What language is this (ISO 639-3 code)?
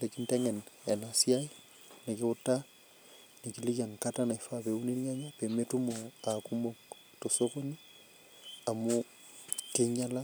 mas